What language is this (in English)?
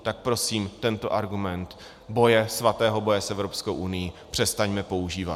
Czech